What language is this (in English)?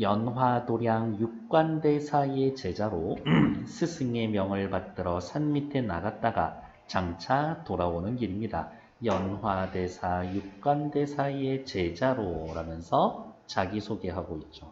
Korean